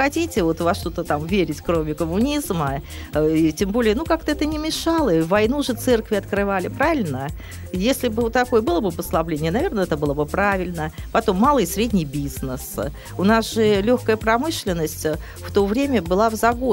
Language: Russian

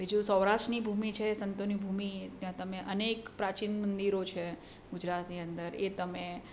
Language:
Gujarati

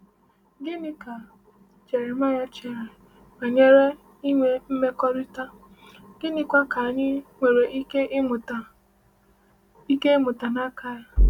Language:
Igbo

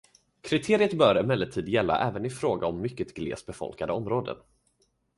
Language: Swedish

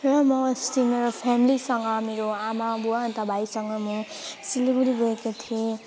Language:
Nepali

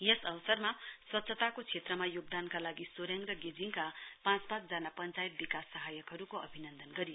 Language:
Nepali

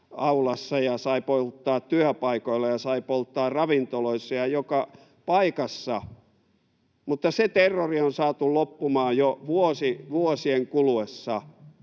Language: Finnish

